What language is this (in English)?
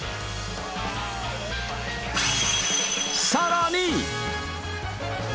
Japanese